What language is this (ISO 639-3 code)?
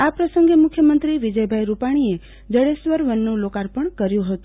guj